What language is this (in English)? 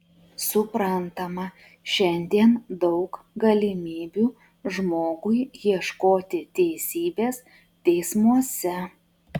Lithuanian